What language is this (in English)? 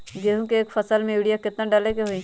Magahi